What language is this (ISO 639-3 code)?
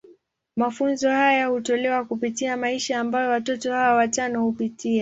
swa